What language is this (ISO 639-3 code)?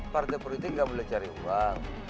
ind